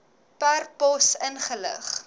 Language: Afrikaans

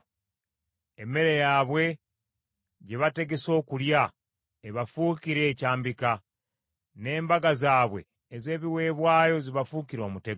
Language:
Ganda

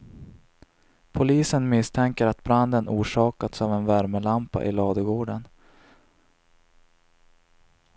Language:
Swedish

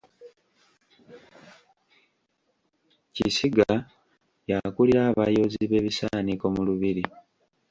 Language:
Ganda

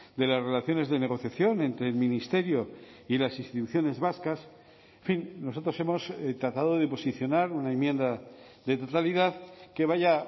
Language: Spanish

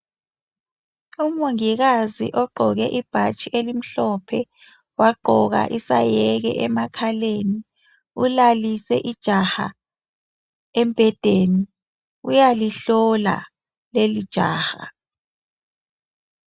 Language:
North Ndebele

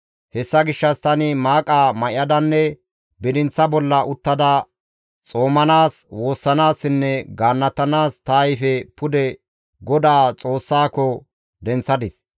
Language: Gamo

